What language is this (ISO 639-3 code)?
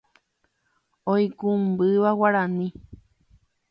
grn